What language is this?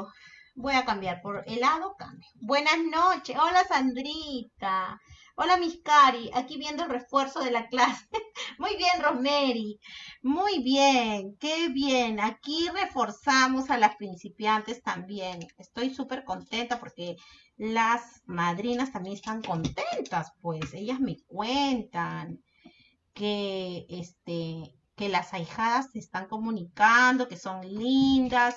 Spanish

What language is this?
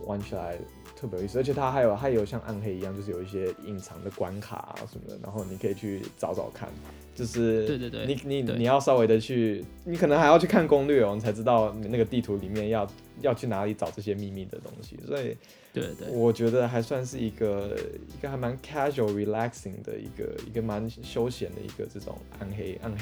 Chinese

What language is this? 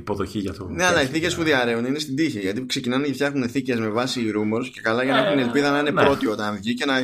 Greek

